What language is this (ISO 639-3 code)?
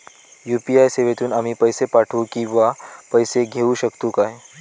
mar